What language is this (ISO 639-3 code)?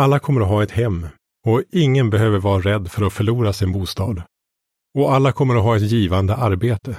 swe